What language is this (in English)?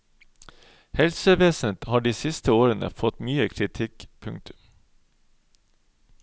Norwegian